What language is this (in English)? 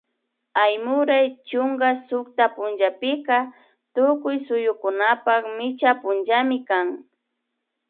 Imbabura Highland Quichua